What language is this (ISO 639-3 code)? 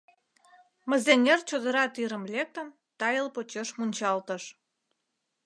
chm